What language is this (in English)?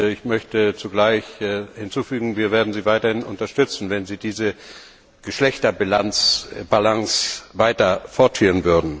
German